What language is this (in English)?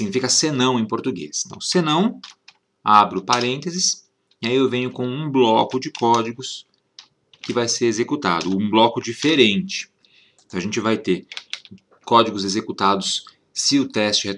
Portuguese